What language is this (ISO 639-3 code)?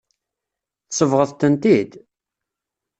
kab